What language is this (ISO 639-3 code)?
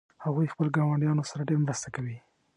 pus